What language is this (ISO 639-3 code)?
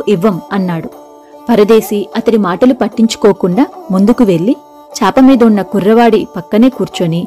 tel